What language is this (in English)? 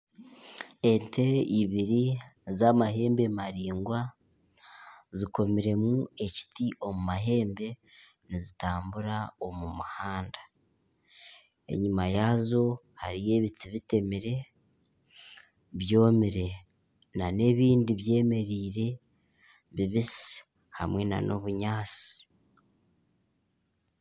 Nyankole